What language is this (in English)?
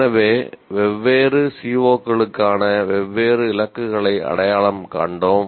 Tamil